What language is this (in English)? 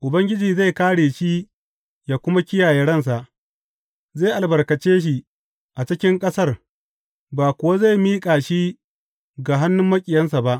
Hausa